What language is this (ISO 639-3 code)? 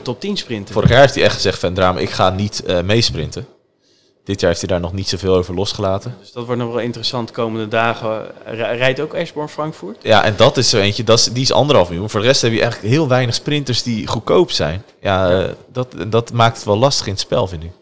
nld